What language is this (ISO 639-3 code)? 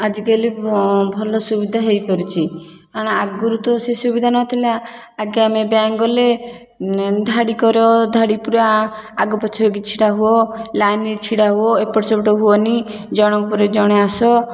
ori